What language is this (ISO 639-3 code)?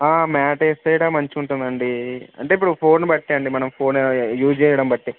tel